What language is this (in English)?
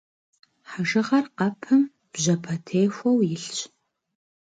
Kabardian